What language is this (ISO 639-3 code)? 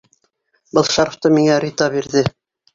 bak